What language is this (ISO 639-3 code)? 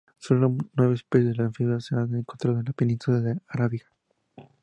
spa